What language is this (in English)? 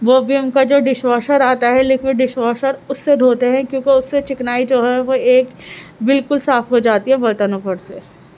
Urdu